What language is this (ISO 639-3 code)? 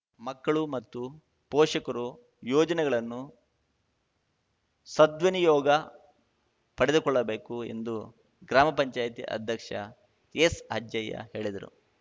kan